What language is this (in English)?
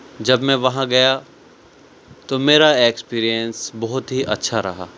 Urdu